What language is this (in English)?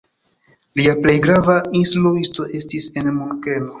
Esperanto